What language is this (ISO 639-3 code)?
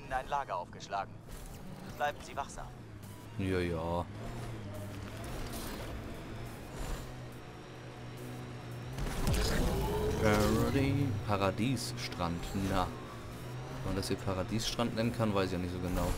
deu